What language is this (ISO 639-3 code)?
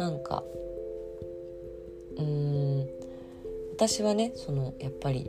jpn